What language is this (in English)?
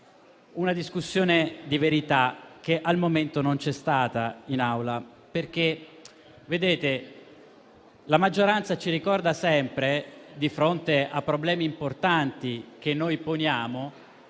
Italian